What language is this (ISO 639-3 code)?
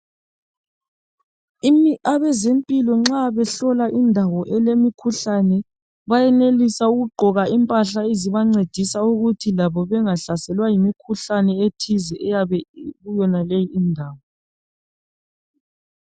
nde